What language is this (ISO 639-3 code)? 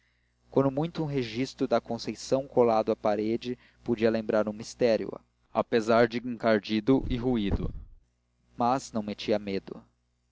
por